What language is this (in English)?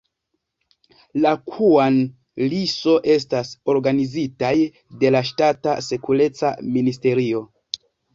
Esperanto